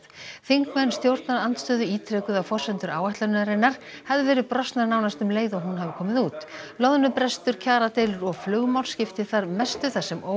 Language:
Icelandic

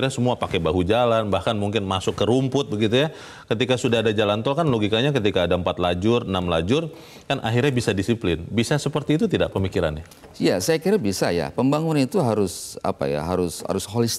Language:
Indonesian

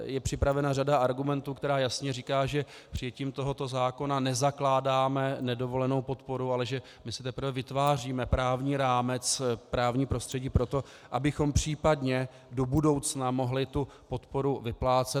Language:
Czech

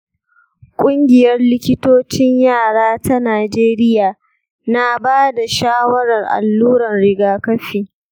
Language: Hausa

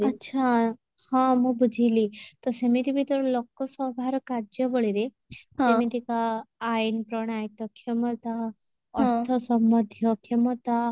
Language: Odia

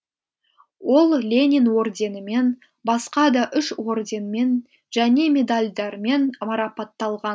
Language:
Kazakh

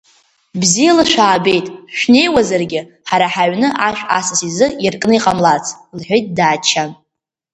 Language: Abkhazian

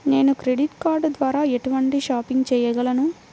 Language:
Telugu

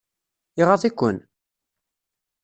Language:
Kabyle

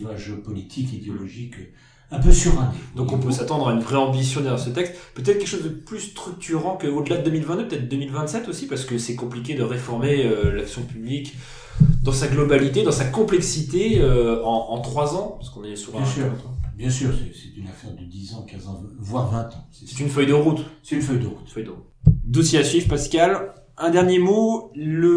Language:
French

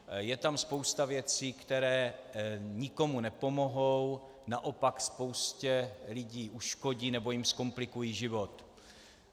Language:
Czech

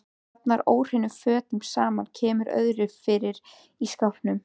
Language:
Icelandic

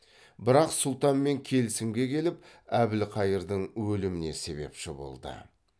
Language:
Kazakh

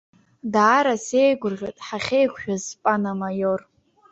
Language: Abkhazian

